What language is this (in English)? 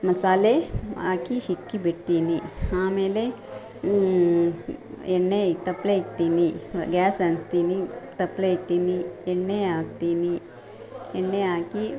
Kannada